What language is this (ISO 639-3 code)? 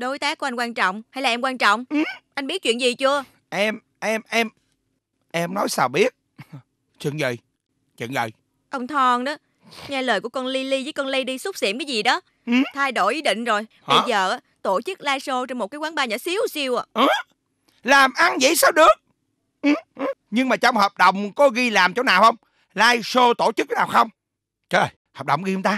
vie